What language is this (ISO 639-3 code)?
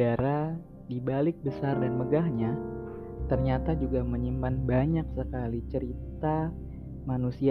ind